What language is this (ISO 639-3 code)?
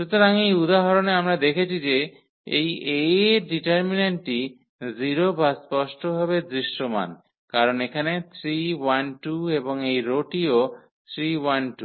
ben